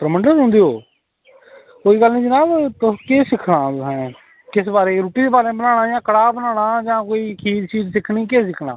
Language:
Dogri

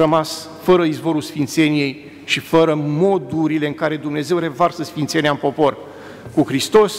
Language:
Romanian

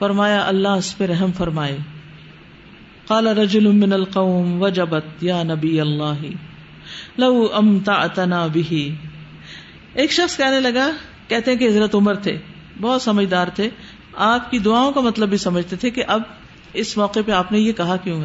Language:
Urdu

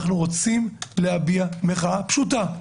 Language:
Hebrew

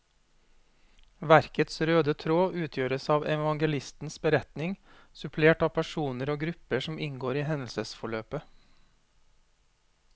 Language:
Norwegian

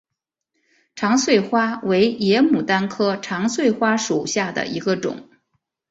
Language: Chinese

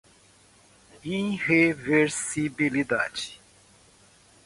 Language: Portuguese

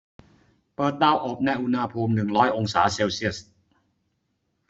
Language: Thai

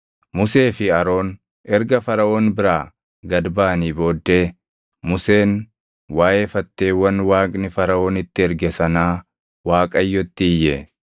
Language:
Oromo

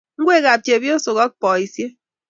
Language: Kalenjin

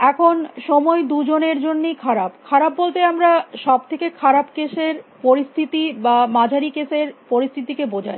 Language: Bangla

